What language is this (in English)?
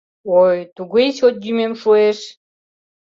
Mari